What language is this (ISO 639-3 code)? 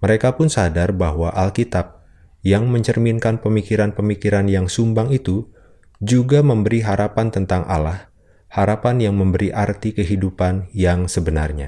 ind